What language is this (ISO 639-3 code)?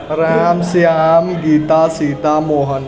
mai